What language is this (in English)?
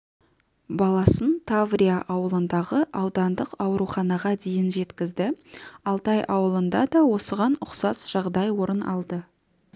Kazakh